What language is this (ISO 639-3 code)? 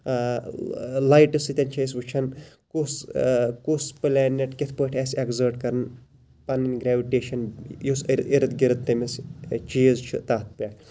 kas